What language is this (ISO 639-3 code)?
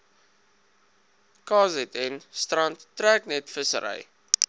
afr